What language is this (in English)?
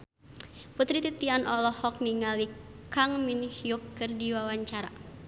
Sundanese